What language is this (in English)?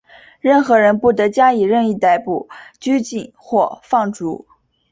Chinese